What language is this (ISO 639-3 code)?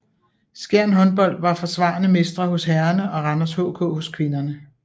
dan